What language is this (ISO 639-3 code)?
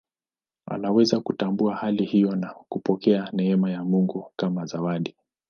swa